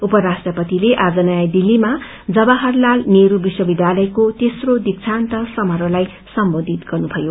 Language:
Nepali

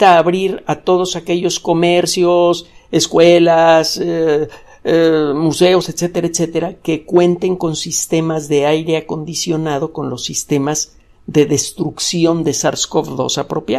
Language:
Spanish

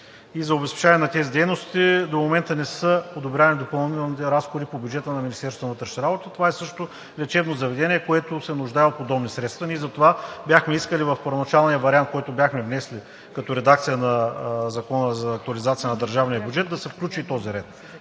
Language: Bulgarian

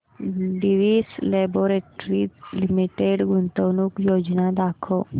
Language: Marathi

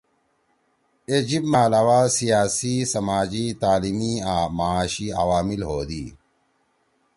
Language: Torwali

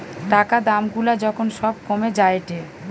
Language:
Bangla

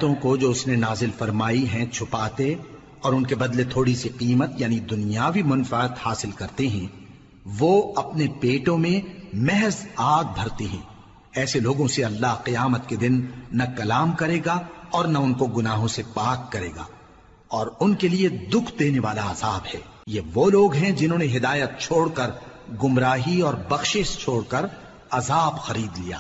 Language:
Urdu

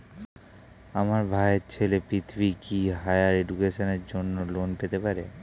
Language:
Bangla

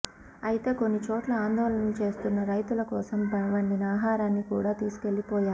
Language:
Telugu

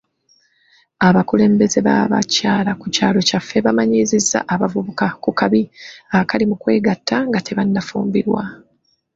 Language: Ganda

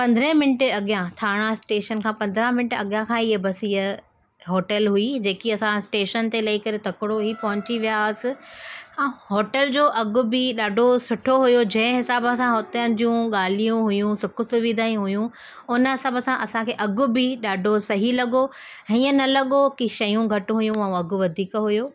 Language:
Sindhi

